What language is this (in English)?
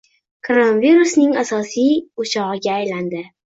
Uzbek